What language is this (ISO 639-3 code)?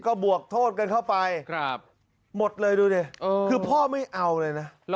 tha